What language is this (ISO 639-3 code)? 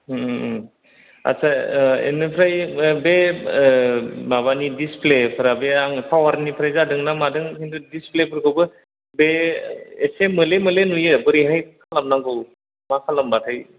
brx